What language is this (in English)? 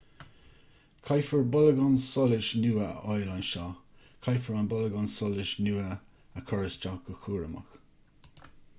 Irish